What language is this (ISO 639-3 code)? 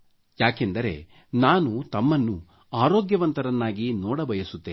kan